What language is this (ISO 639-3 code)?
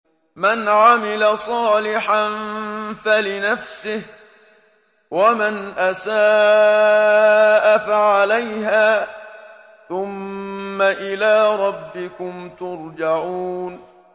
ara